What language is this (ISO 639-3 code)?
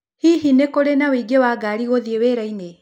kik